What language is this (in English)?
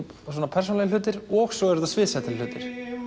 Icelandic